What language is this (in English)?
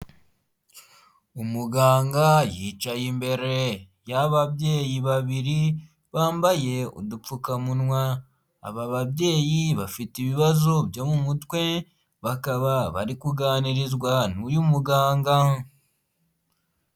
Kinyarwanda